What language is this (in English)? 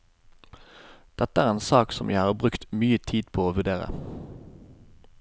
Norwegian